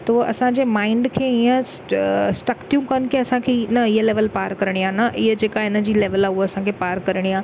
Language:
Sindhi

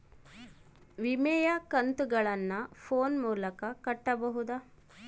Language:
Kannada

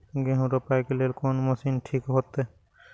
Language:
Maithili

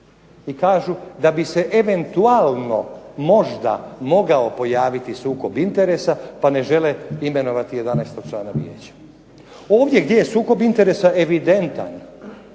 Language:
Croatian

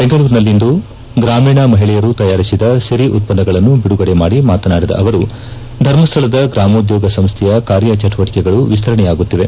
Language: Kannada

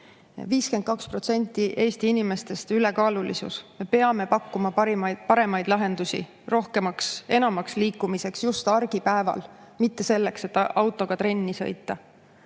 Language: Estonian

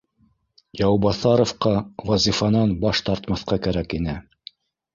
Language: Bashkir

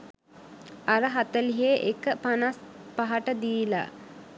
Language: Sinhala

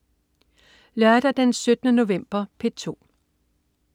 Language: Danish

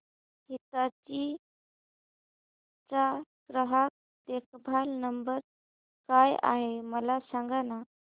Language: Marathi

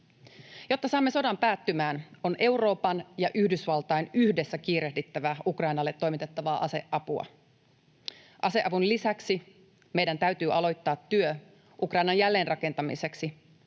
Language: Finnish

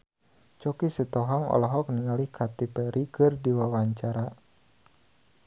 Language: Sundanese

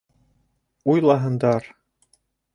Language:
Bashkir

